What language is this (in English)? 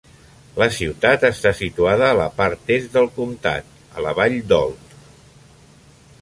Catalan